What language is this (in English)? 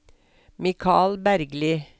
Norwegian